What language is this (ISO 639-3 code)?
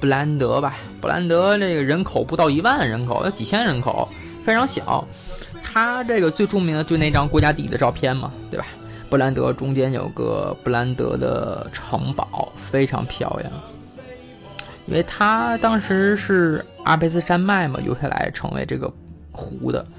zho